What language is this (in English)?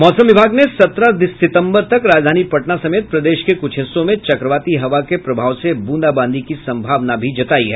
Hindi